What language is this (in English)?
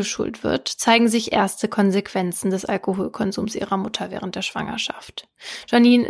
German